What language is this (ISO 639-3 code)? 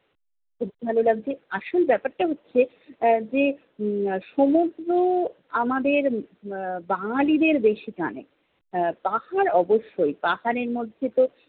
ben